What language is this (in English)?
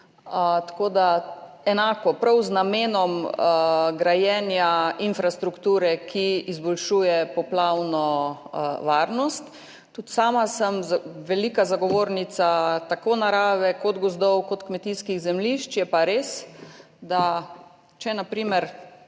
Slovenian